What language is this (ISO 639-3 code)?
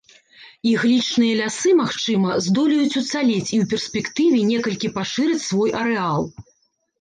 bel